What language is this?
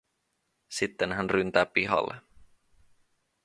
Finnish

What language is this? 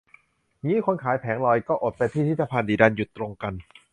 Thai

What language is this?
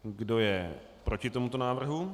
Czech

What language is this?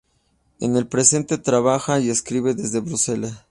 Spanish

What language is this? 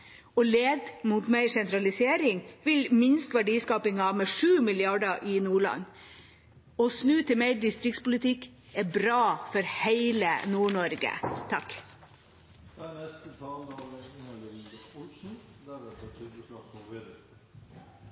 Norwegian Bokmål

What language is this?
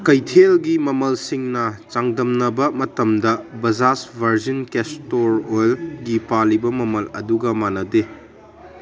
Manipuri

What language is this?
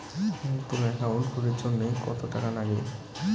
Bangla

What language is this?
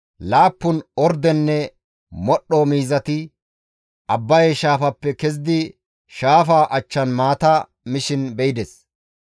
Gamo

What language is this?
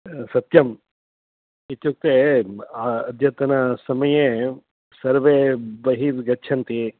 Sanskrit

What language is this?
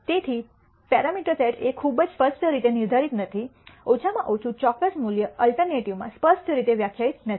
Gujarati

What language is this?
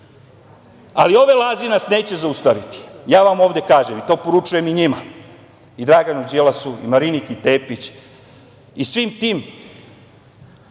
Serbian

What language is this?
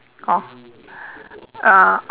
English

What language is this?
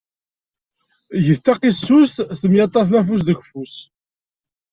Kabyle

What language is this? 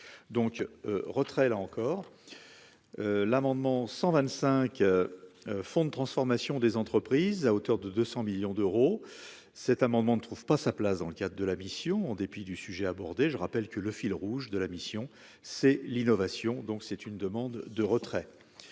French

